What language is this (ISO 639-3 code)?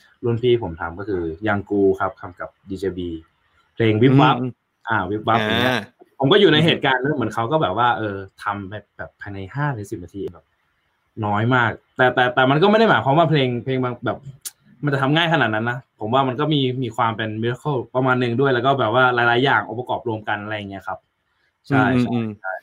tha